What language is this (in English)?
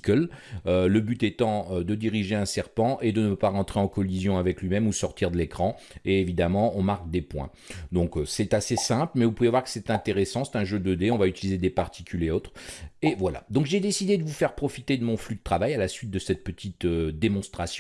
French